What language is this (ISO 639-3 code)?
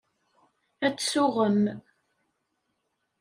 kab